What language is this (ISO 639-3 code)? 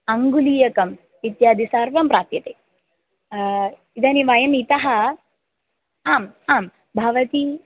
san